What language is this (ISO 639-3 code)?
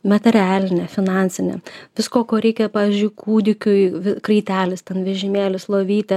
lit